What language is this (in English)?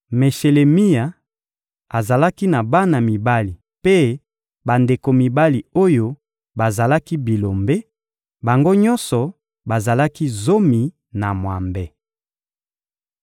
Lingala